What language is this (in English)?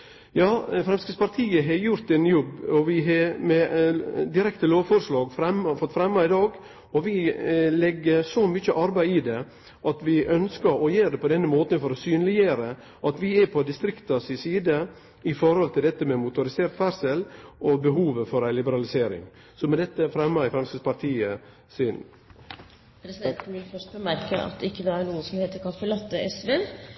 Norwegian